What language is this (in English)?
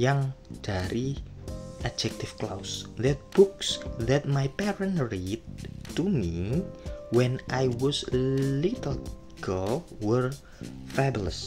Indonesian